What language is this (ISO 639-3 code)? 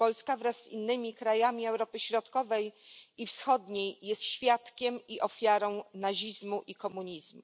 pol